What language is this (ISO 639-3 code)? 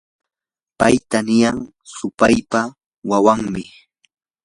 qur